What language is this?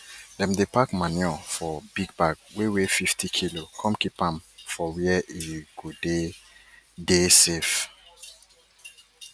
Nigerian Pidgin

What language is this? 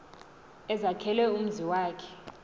Xhosa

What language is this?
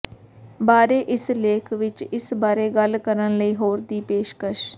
Punjabi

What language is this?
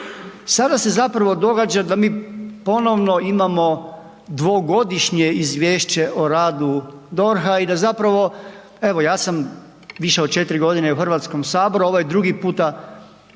Croatian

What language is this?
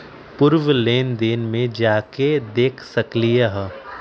Magahi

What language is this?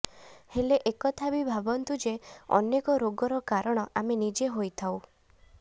Odia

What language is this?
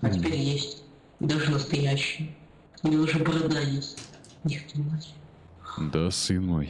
Russian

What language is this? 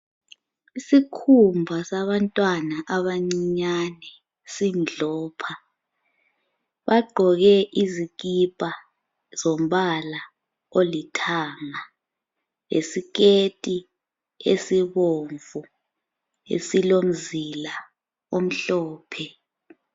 North Ndebele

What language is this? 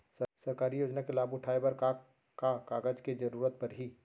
Chhattisgarhi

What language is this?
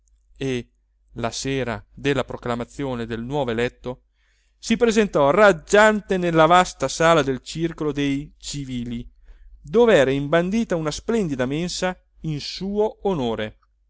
Italian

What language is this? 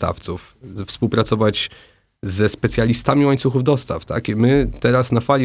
Polish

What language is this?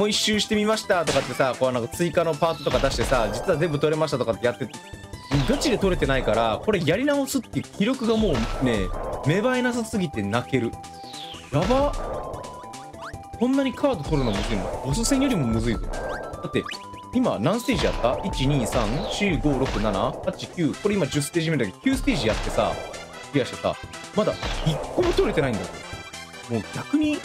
Japanese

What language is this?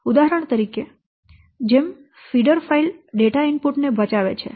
Gujarati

